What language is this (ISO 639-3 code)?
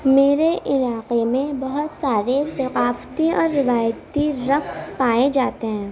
urd